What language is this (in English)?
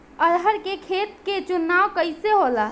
Bhojpuri